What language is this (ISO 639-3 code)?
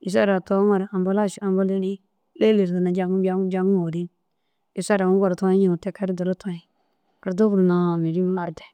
dzg